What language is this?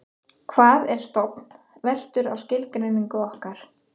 Icelandic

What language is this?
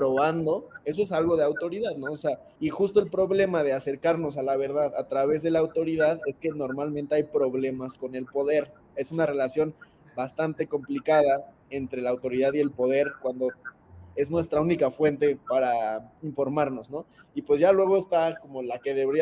Spanish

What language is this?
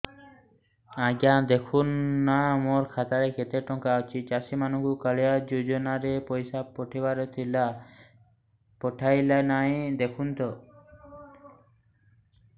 Odia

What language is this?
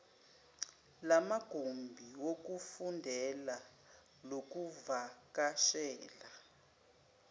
Zulu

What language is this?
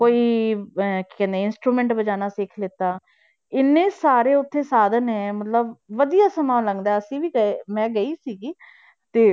Punjabi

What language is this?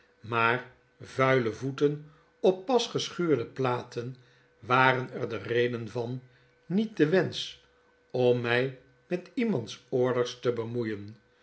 Dutch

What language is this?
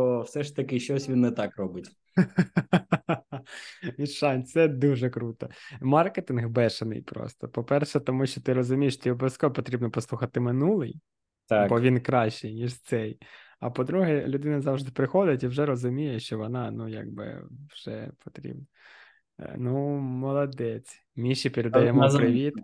Ukrainian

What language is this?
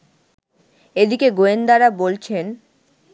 Bangla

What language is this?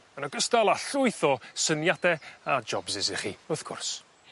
Welsh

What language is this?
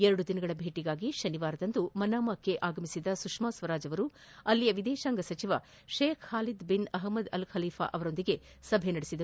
Kannada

